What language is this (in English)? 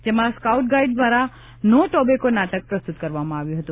Gujarati